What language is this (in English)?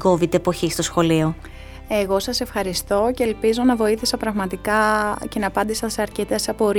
Greek